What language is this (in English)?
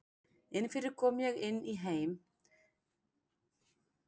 Icelandic